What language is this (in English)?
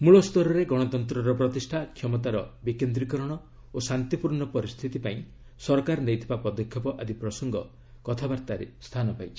Odia